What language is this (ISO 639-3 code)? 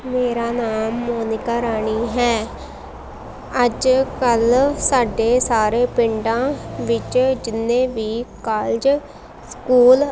pan